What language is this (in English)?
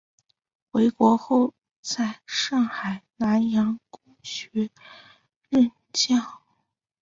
Chinese